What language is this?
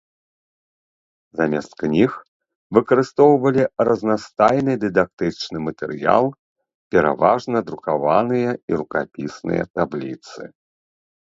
Belarusian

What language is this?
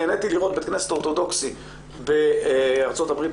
Hebrew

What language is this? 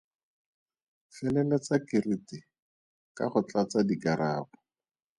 Tswana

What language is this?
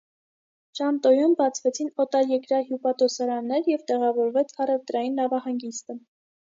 Armenian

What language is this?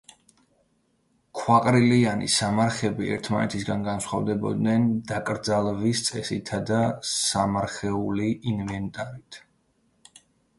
Georgian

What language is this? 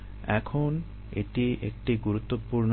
Bangla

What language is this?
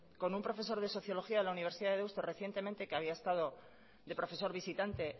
Spanish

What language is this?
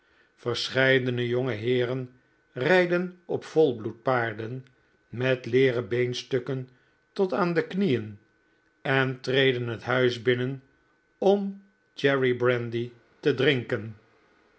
Dutch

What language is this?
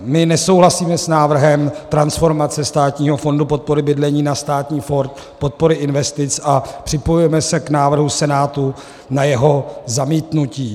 Czech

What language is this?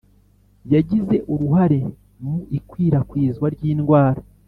Kinyarwanda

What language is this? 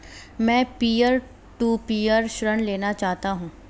Hindi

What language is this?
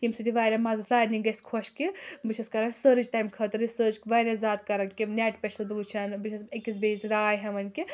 Kashmiri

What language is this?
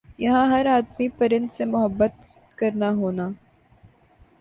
Urdu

